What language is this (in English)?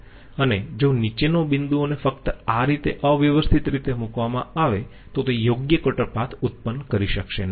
Gujarati